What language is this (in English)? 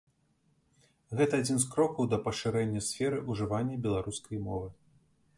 Belarusian